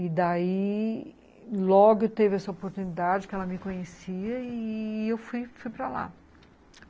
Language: Portuguese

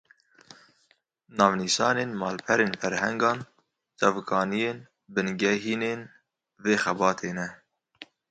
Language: Kurdish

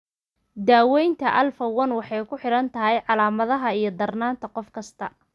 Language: Somali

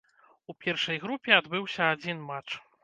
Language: Belarusian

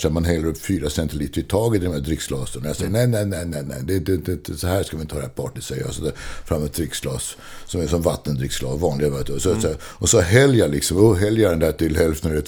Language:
Swedish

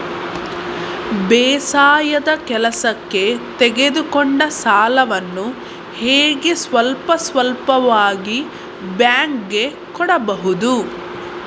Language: Kannada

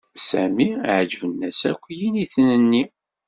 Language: Kabyle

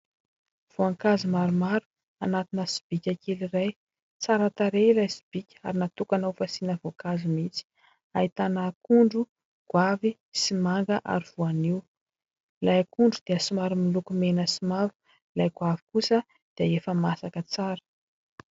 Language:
Malagasy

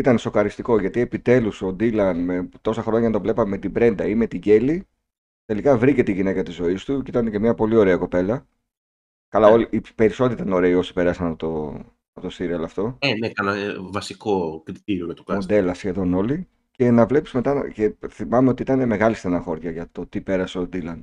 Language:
Greek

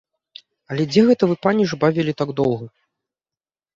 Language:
Belarusian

